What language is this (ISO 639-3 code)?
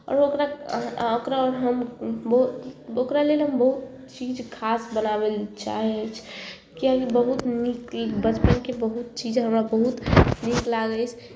mai